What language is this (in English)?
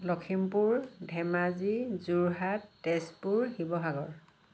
Assamese